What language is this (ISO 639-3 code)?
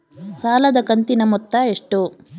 kan